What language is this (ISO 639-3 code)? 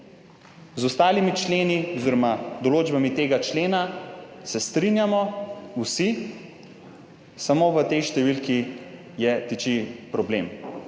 slv